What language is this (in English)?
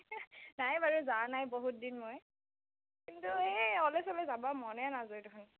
Assamese